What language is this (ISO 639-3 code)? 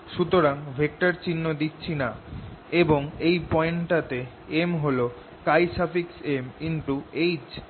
ben